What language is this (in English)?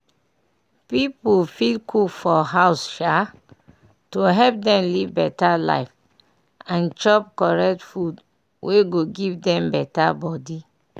Nigerian Pidgin